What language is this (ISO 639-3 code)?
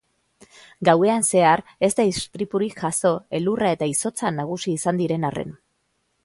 eus